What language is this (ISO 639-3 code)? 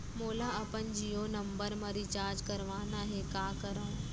hne